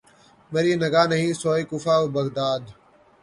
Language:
Urdu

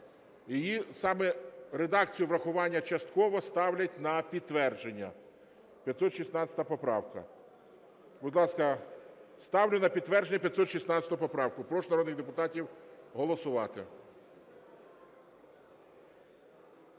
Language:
Ukrainian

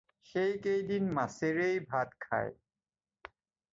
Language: Assamese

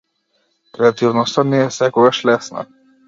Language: Macedonian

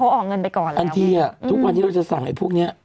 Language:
Thai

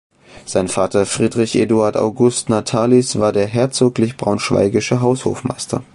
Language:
German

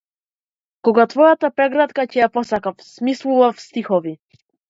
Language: Macedonian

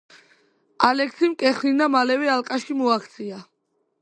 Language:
Georgian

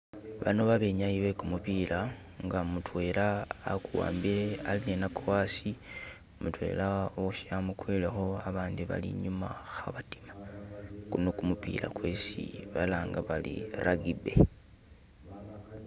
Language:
Masaaba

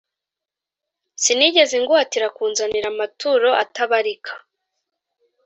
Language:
Kinyarwanda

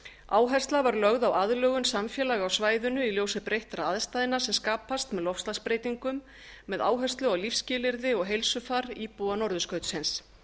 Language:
Icelandic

